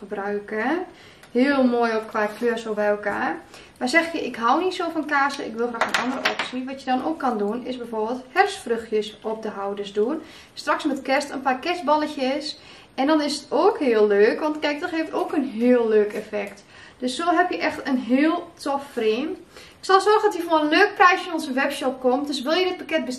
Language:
Dutch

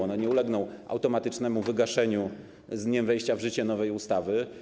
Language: Polish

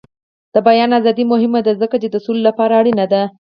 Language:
Pashto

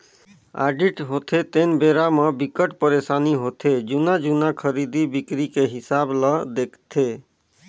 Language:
Chhattisgarhi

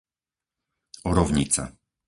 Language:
Slovak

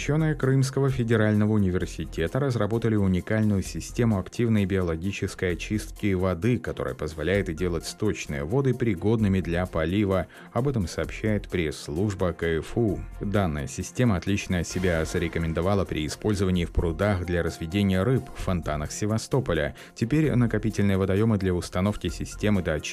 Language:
Russian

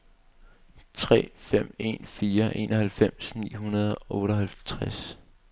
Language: Danish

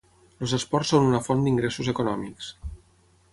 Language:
Catalan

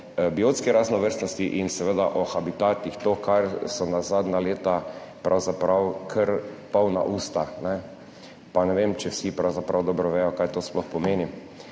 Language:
Slovenian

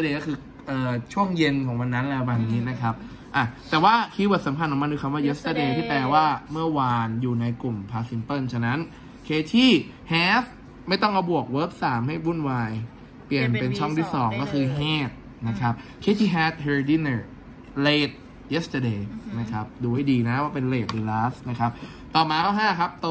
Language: Thai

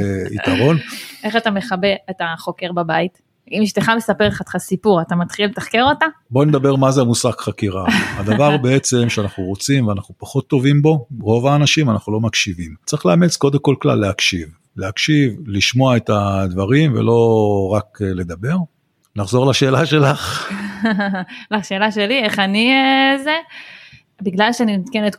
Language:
Hebrew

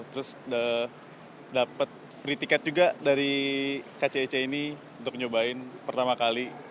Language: Indonesian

